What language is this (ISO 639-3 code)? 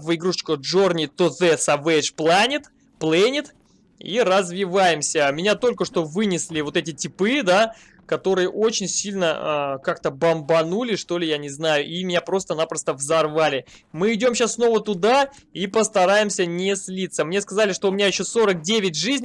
rus